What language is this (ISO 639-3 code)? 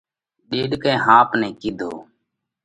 kvx